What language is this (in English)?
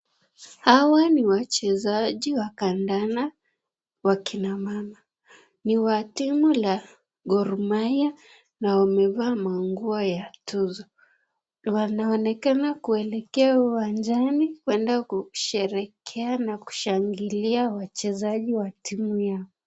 Swahili